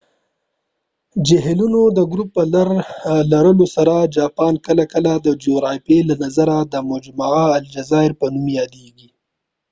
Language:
Pashto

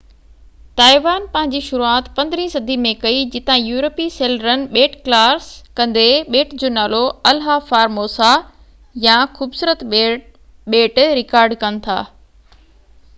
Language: Sindhi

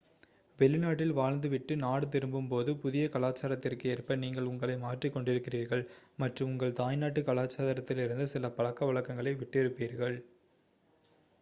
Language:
Tamil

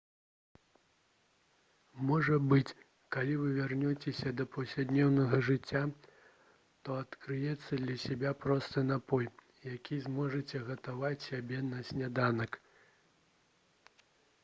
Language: Belarusian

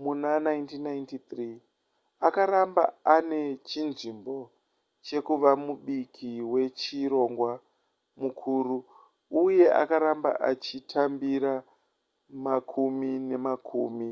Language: Shona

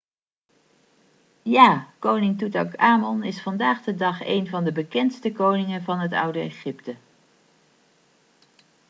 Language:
Dutch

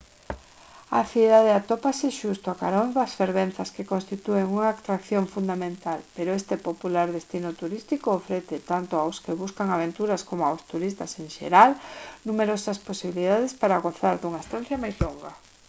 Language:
Galician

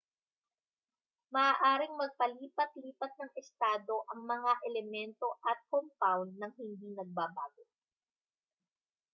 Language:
Filipino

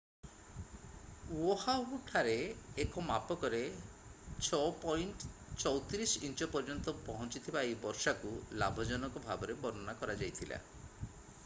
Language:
Odia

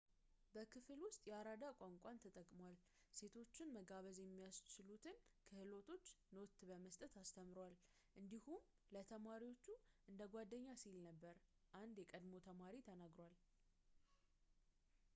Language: Amharic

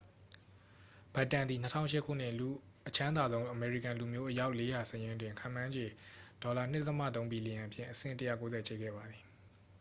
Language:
Burmese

